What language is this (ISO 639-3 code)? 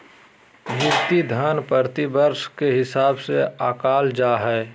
mag